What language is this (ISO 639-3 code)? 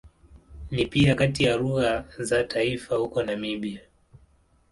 swa